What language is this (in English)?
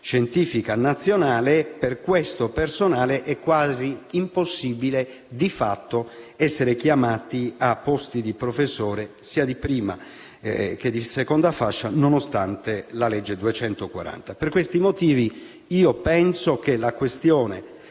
Italian